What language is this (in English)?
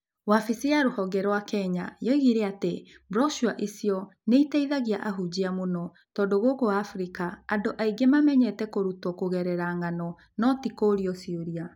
Kikuyu